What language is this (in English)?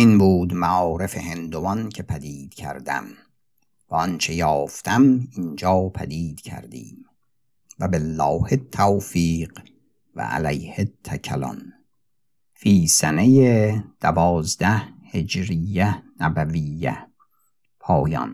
Persian